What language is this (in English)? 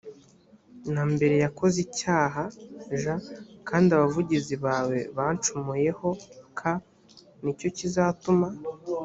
Kinyarwanda